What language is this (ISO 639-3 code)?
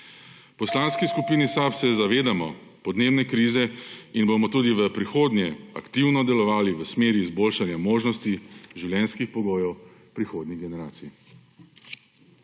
slv